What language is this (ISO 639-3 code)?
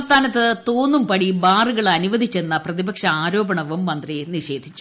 mal